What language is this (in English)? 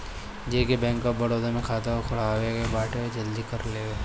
Bhojpuri